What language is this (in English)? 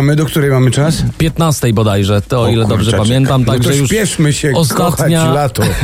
Polish